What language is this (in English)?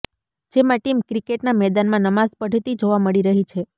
Gujarati